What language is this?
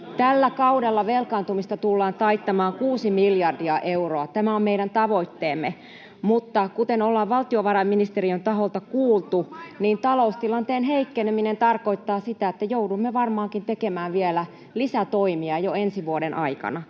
Finnish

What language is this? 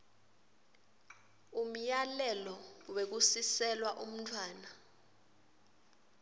Swati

